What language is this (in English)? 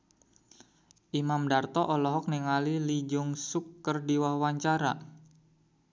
Sundanese